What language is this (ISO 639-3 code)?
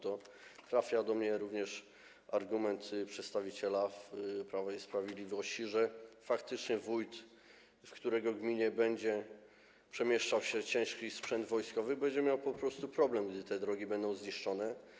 pol